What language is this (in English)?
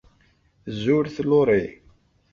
Kabyle